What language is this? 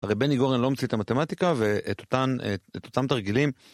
Hebrew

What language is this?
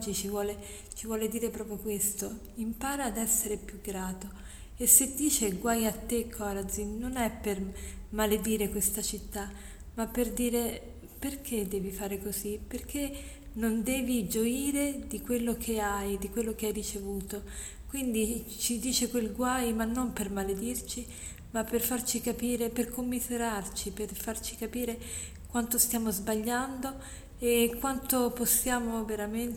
Italian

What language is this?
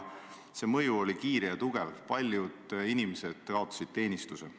Estonian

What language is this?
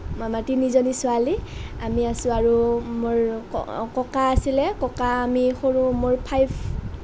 Assamese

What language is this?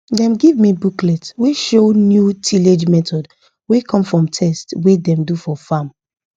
Nigerian Pidgin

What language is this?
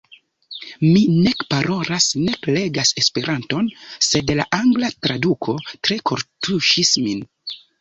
Esperanto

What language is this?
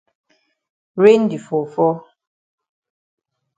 Cameroon Pidgin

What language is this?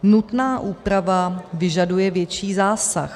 Czech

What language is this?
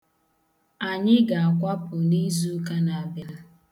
Igbo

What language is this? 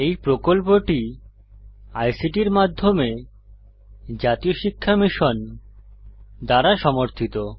Bangla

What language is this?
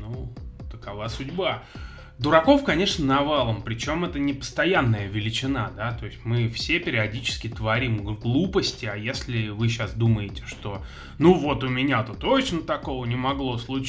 Russian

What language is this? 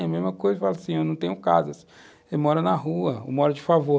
Portuguese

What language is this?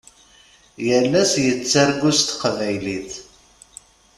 Kabyle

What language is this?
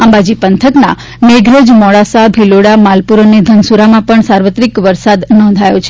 Gujarati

